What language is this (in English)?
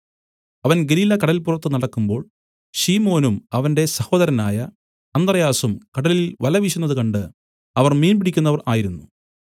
Malayalam